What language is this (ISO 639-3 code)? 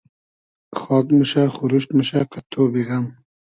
haz